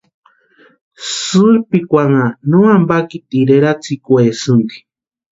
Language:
Western Highland Purepecha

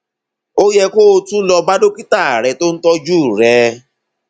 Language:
Yoruba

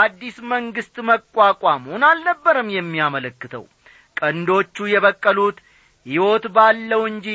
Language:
Amharic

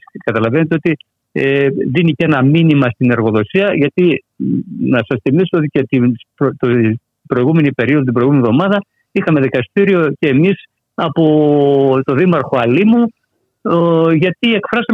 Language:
Greek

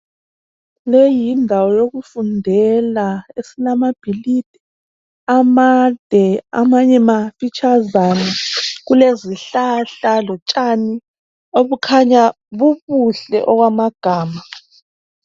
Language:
North Ndebele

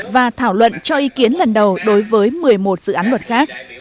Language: Vietnamese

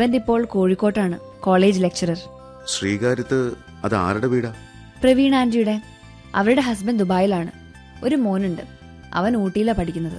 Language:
Malayalam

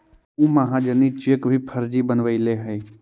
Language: Magahi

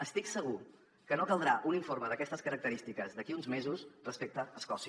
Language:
Catalan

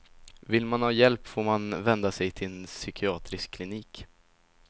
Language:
Swedish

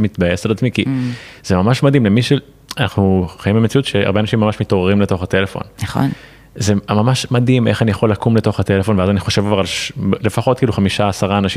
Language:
Hebrew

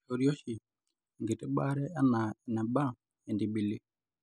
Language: Masai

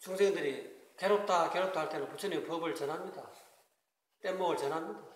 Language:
Korean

